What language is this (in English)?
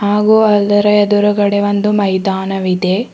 Kannada